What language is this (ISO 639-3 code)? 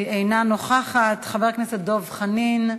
heb